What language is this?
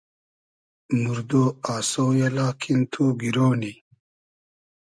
Hazaragi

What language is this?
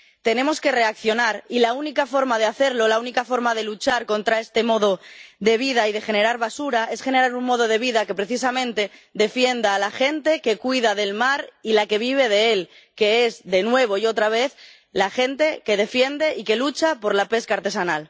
Spanish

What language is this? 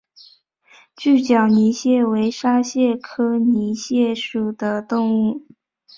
Chinese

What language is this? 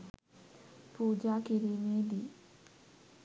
Sinhala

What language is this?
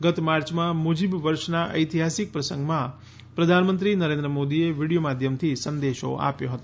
Gujarati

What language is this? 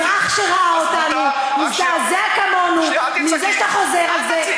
Hebrew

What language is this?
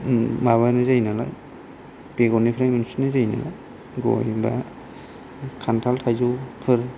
Bodo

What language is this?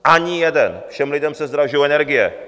Czech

